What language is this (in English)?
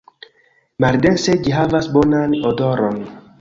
Esperanto